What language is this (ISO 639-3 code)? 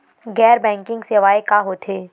hne